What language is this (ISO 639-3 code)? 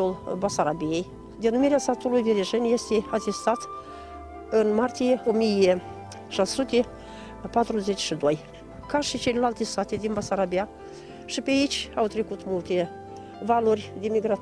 ron